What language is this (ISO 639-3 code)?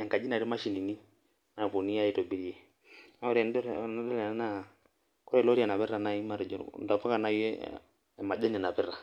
mas